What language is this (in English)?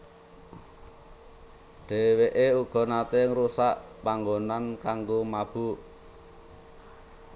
Javanese